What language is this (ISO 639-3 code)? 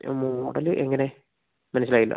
mal